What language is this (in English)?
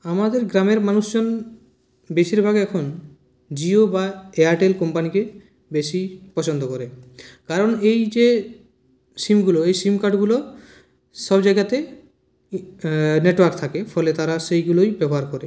Bangla